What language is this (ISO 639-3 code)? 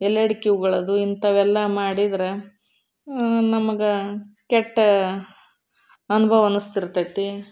kan